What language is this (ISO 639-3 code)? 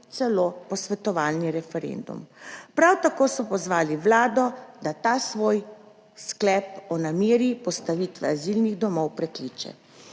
slv